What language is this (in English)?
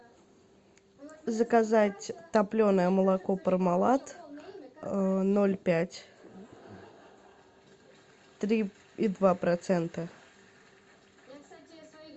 Russian